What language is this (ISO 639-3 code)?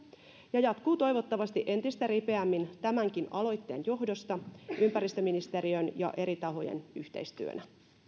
fin